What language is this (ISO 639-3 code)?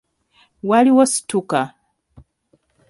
lug